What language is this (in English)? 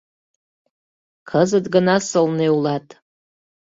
Mari